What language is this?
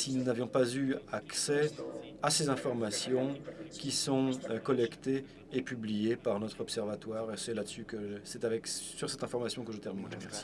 French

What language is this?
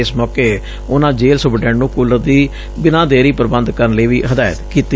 Punjabi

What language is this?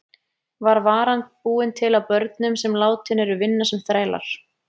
Icelandic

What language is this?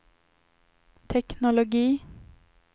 Swedish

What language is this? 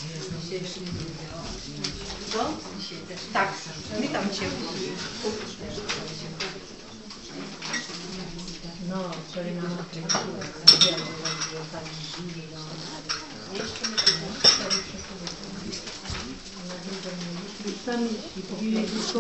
Polish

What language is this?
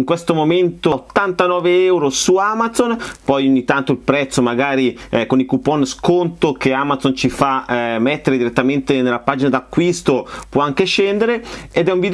Italian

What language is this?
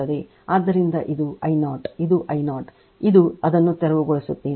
Kannada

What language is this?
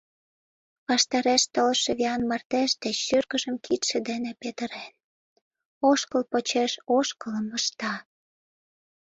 Mari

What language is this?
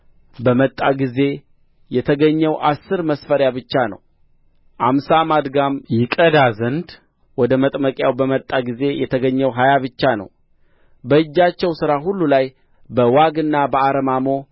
Amharic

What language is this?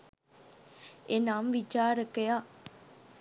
Sinhala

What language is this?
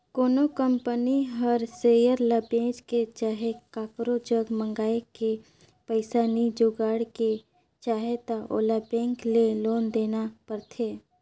Chhattisgarhi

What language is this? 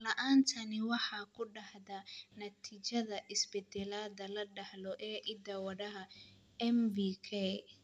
Somali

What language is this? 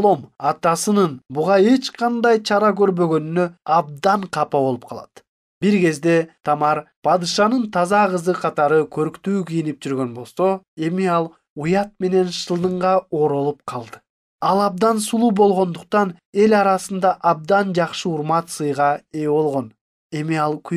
Turkish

